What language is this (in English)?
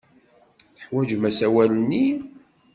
Kabyle